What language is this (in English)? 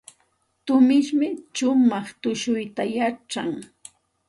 Santa Ana de Tusi Pasco Quechua